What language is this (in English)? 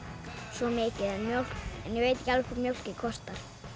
Icelandic